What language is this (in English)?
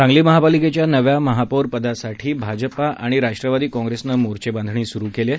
Marathi